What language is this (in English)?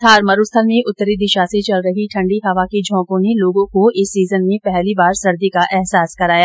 Hindi